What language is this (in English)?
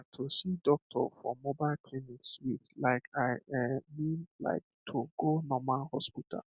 Nigerian Pidgin